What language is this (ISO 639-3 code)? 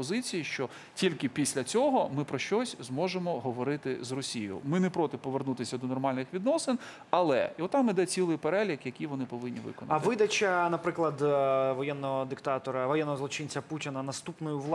ukr